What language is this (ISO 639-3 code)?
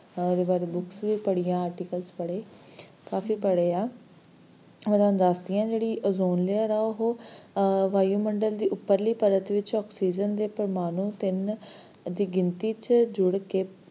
pan